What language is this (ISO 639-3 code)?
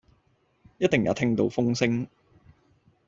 yue